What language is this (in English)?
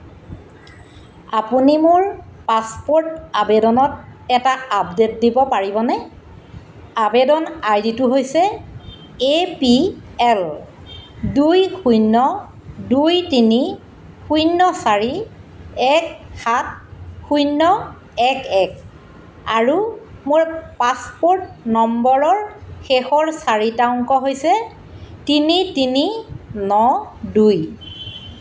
Assamese